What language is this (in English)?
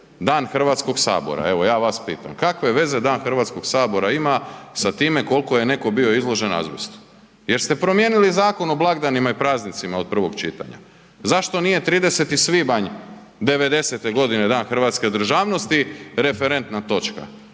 Croatian